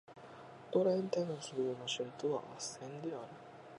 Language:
Japanese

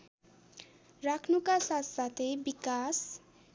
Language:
Nepali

